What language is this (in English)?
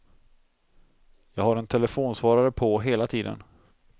Swedish